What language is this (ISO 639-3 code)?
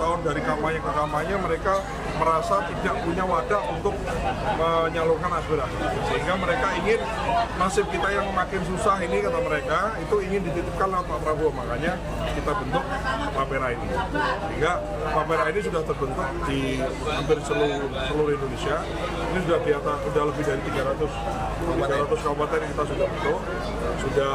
ind